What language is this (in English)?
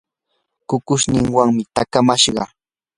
Yanahuanca Pasco Quechua